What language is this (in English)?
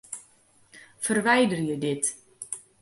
Western Frisian